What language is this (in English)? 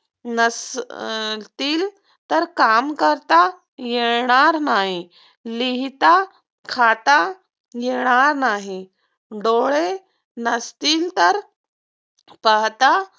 Marathi